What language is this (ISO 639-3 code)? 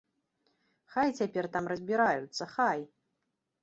bel